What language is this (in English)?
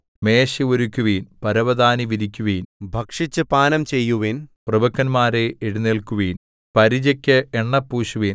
Malayalam